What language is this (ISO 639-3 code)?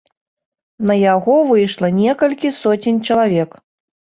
bel